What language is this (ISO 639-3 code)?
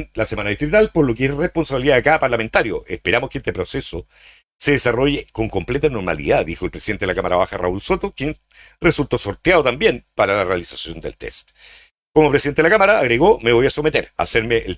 spa